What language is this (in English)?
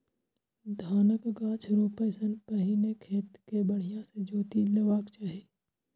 Maithili